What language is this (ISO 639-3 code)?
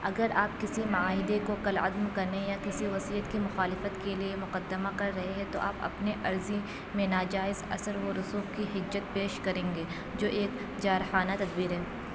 urd